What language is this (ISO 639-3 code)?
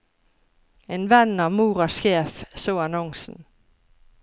nor